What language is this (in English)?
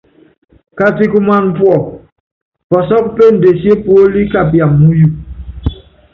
Yangben